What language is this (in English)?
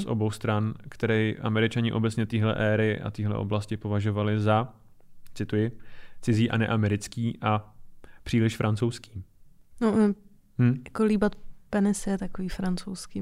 Czech